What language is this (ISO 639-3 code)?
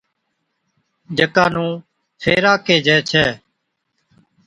odk